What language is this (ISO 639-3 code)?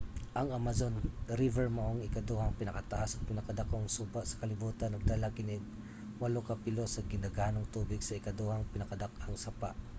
ceb